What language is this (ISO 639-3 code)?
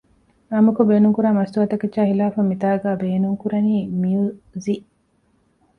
div